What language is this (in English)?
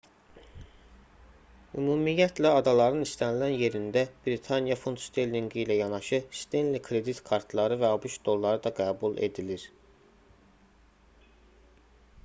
Azerbaijani